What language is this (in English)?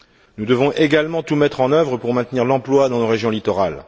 French